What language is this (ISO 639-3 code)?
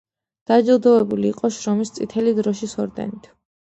kat